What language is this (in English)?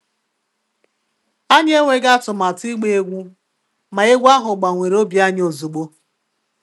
Igbo